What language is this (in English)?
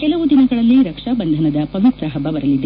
Kannada